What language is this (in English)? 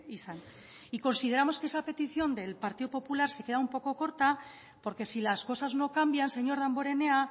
Spanish